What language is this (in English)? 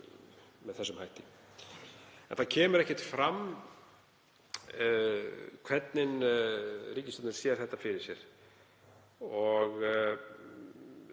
Icelandic